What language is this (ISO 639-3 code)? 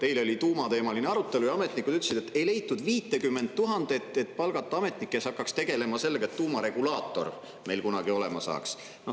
est